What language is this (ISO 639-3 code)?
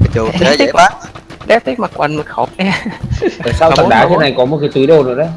vie